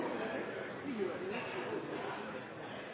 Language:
Norwegian Nynorsk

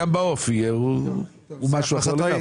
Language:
Hebrew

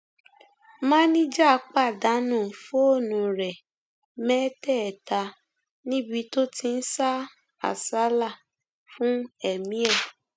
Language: Yoruba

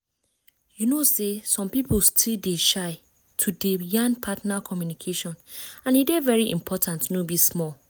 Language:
Nigerian Pidgin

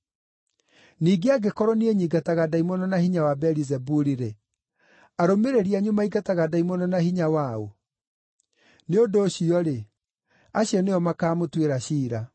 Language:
Kikuyu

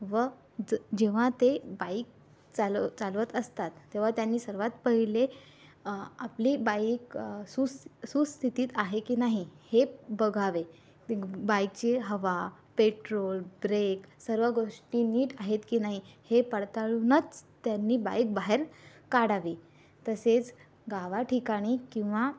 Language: Marathi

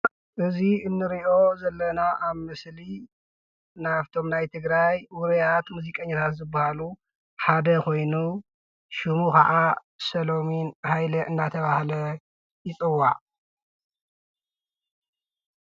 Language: Tigrinya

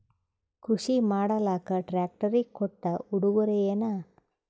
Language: Kannada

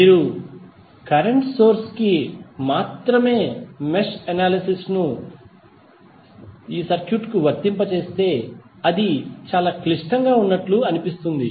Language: Telugu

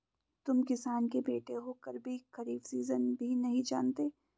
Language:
Hindi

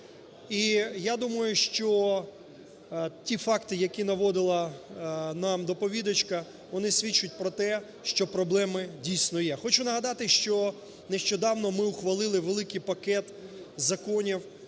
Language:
Ukrainian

